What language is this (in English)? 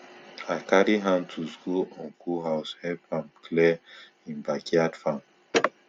Nigerian Pidgin